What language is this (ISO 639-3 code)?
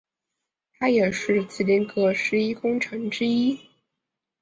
zho